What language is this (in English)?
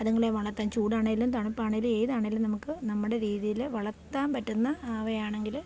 Malayalam